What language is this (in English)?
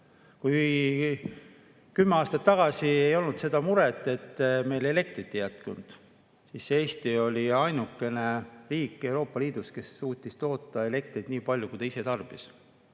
Estonian